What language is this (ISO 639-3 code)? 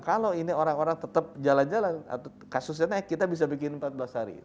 ind